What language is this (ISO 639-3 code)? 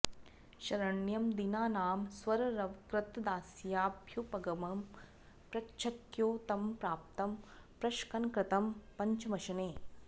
san